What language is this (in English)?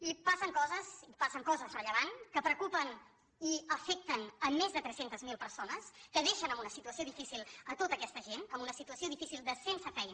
Catalan